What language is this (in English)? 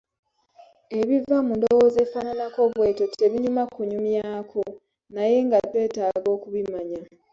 Ganda